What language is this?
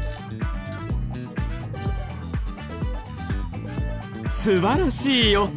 Japanese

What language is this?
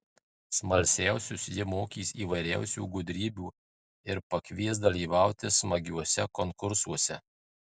Lithuanian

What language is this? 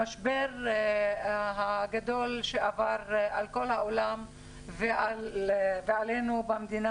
Hebrew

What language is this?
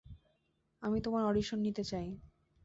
Bangla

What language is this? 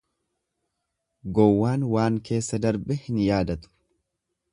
Oromo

